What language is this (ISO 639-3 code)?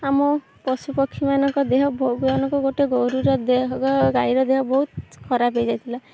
ori